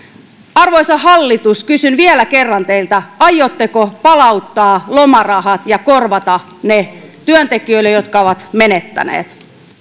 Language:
Finnish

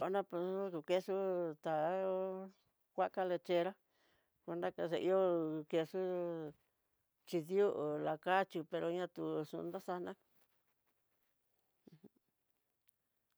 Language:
Tidaá Mixtec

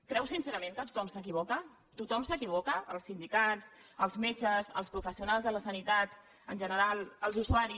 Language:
Catalan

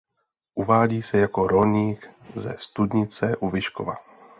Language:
Czech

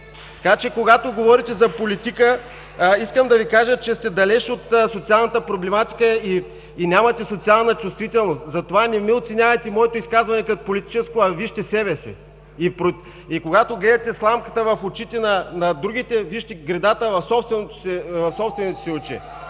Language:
Bulgarian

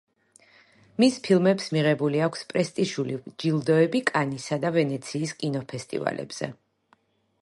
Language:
Georgian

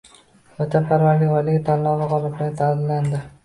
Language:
Uzbek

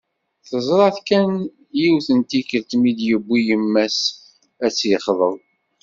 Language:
Kabyle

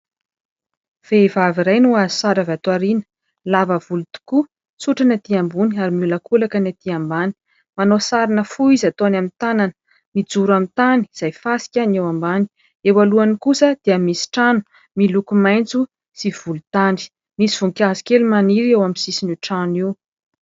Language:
Malagasy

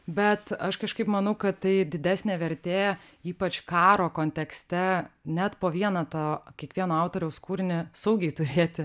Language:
Lithuanian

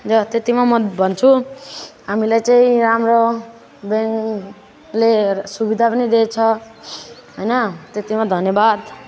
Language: Nepali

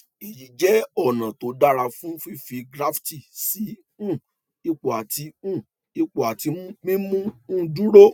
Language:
Yoruba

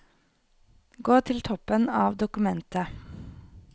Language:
Norwegian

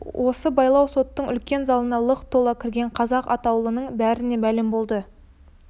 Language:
Kazakh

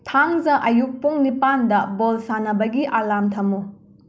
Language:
Manipuri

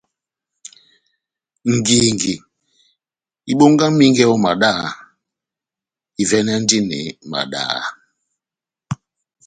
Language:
Batanga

